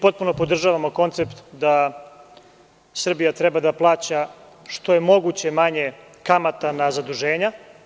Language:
Serbian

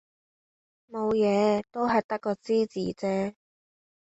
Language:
Cantonese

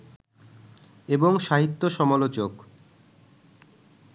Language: Bangla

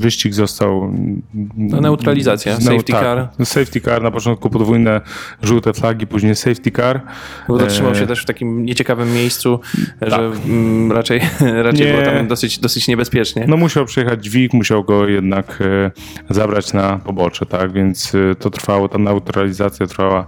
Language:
Polish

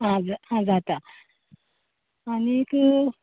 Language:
Konkani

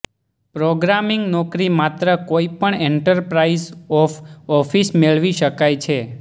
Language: Gujarati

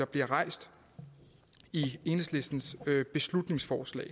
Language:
Danish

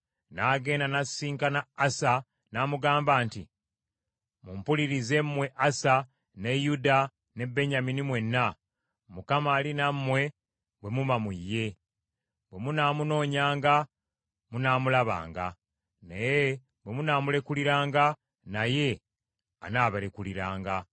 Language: Ganda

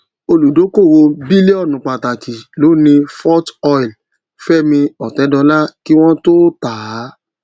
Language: Yoruba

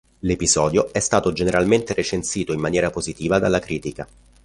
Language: Italian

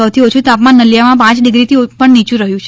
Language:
Gujarati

